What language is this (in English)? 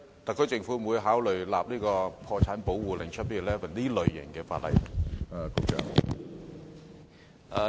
Cantonese